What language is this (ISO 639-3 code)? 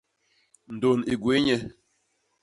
bas